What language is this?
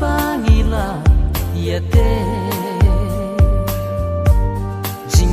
Indonesian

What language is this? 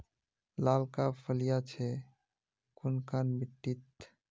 Magahi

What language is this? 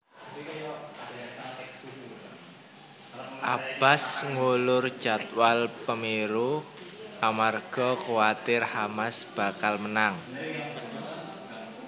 Javanese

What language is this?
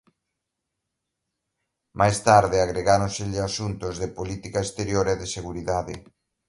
Galician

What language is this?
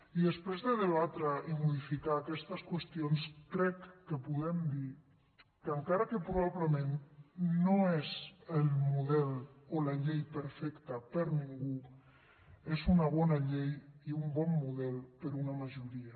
Catalan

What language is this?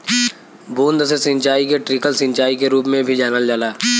Bhojpuri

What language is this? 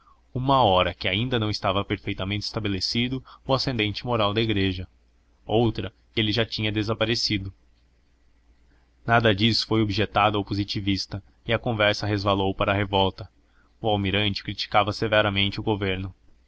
Portuguese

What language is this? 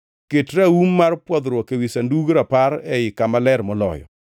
Luo (Kenya and Tanzania)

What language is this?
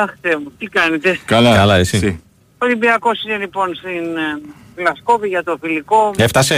Greek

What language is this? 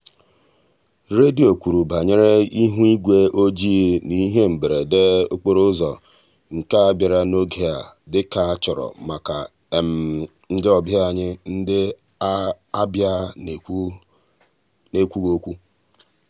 Igbo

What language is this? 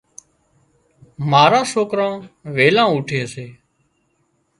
Wadiyara Koli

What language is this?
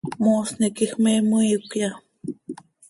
Seri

